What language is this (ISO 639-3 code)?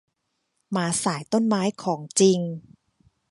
tha